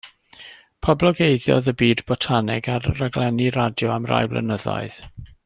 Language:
Welsh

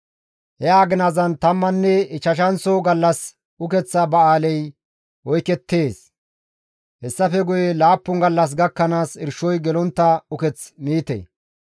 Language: Gamo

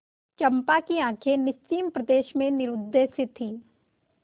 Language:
Hindi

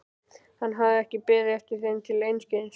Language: Icelandic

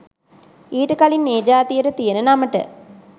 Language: Sinhala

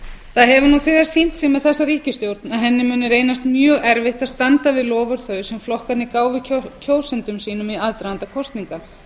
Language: Icelandic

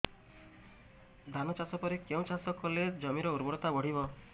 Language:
Odia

